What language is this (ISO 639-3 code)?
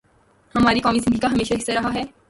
urd